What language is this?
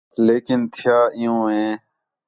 Khetrani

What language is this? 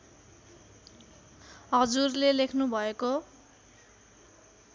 Nepali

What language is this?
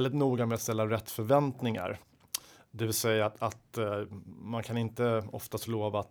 Swedish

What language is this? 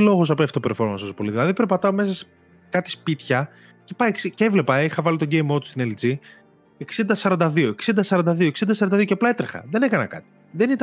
Greek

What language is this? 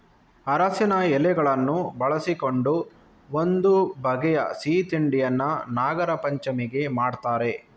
Kannada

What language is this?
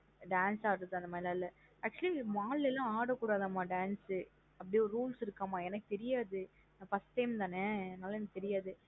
Tamil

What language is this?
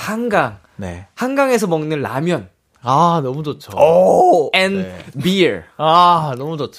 Korean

